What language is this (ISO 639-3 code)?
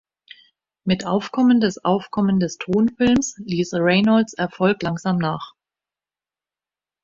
deu